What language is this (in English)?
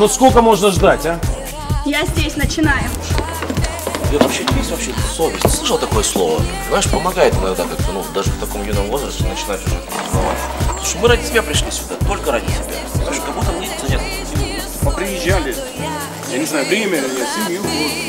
Russian